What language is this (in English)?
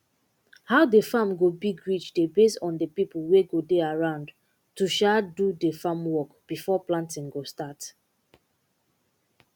Nigerian Pidgin